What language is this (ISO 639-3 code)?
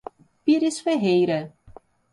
por